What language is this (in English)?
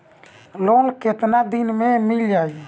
Bhojpuri